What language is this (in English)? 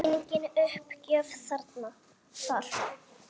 Icelandic